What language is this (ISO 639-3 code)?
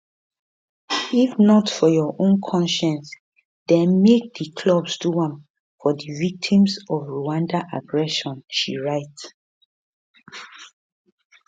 pcm